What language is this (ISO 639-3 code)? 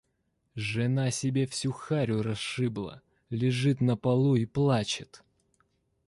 rus